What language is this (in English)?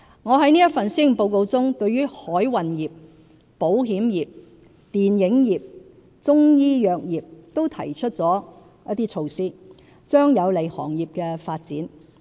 Cantonese